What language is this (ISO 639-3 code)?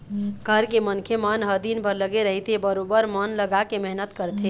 hne